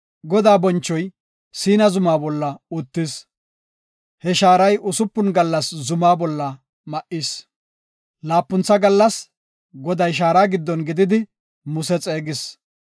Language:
Gofa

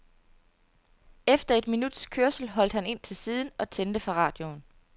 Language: Danish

